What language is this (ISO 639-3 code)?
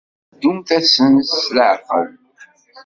kab